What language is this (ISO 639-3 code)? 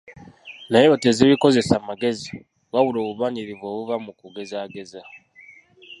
lug